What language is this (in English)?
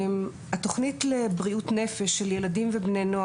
Hebrew